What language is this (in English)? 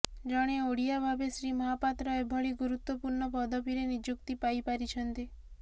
Odia